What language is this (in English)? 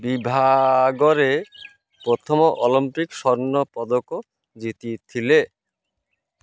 Odia